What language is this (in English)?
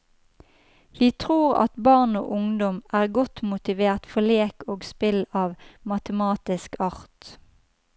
Norwegian